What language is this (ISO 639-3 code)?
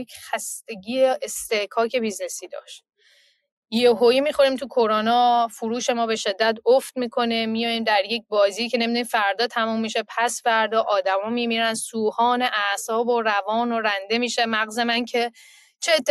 fas